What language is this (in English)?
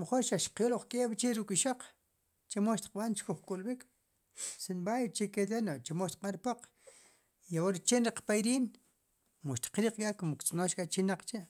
Sipacapense